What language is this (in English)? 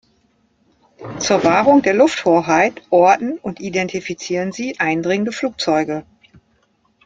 German